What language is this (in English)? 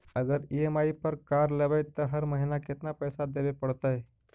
Magahi